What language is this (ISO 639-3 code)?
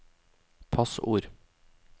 nor